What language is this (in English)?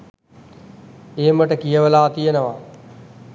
Sinhala